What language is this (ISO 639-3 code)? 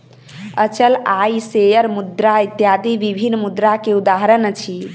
mai